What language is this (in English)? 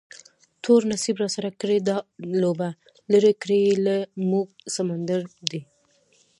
Pashto